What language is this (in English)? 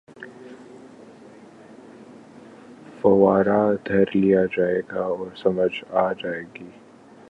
Urdu